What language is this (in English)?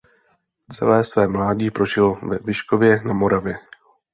Czech